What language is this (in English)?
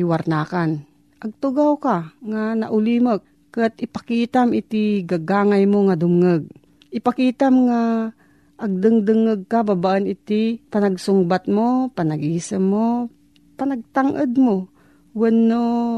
Filipino